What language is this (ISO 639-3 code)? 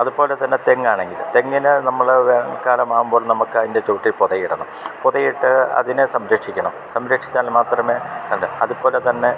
mal